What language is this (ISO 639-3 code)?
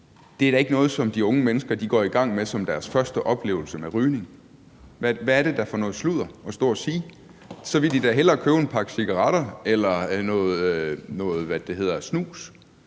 dan